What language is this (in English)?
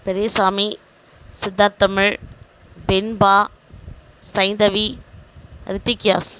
Tamil